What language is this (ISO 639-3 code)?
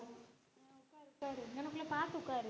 tam